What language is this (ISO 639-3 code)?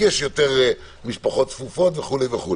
heb